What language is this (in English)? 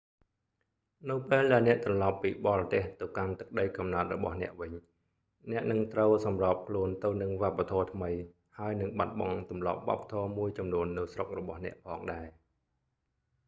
Khmer